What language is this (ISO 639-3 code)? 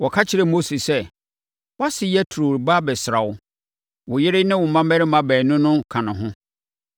aka